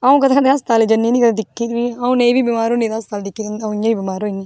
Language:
Dogri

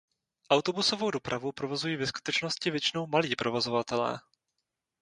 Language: Czech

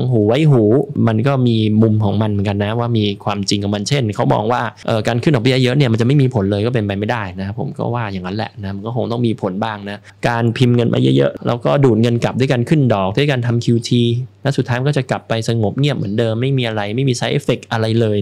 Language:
Thai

